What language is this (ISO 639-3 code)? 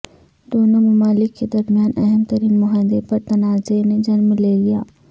urd